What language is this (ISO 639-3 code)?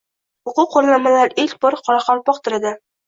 uzb